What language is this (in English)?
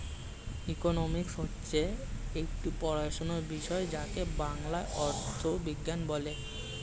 Bangla